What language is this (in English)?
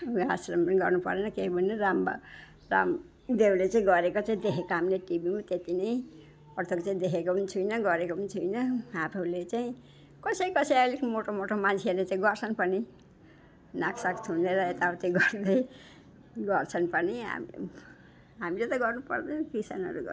Nepali